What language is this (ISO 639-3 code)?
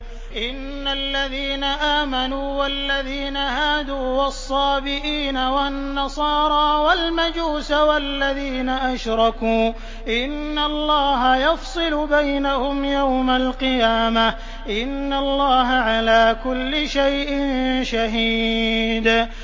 ara